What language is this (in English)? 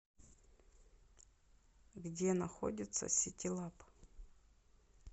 Russian